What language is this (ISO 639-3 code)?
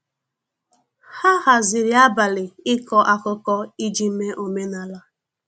ibo